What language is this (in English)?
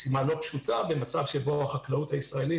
Hebrew